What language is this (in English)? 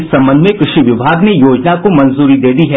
Hindi